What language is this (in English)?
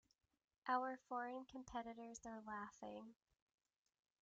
English